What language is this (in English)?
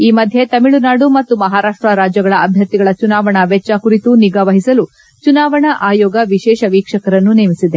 Kannada